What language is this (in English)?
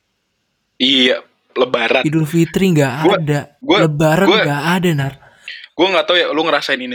Indonesian